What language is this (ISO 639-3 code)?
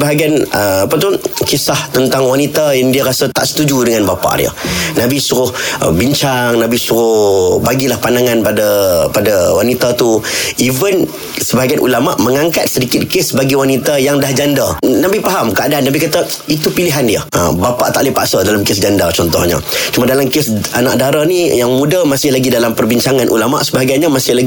msa